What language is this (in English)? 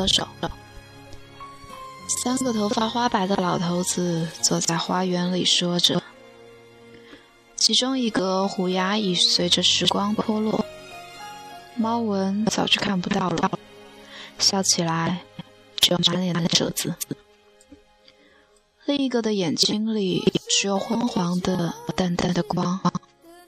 Chinese